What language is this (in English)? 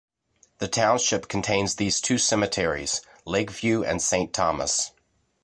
English